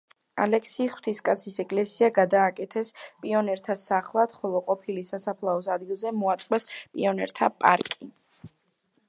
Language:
Georgian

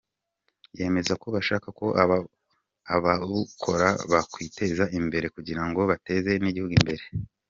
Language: Kinyarwanda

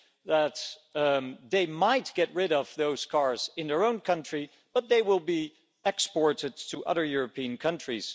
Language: English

